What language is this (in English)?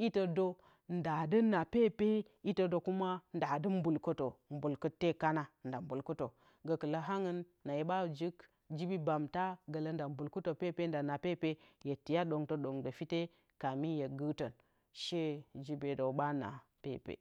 Bacama